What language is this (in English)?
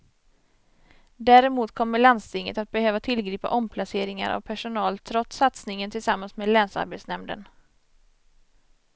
Swedish